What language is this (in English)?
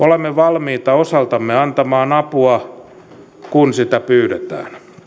Finnish